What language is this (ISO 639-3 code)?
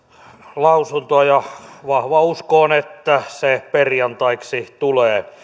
fin